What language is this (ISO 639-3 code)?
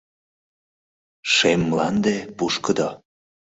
chm